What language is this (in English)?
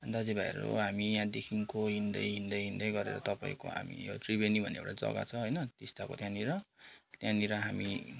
Nepali